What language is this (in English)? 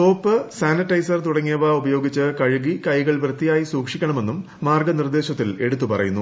Malayalam